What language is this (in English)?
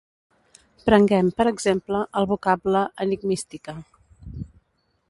Catalan